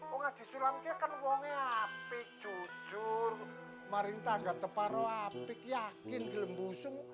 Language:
Indonesian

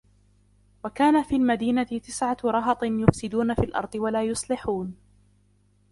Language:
Arabic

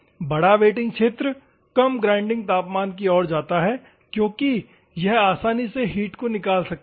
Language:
Hindi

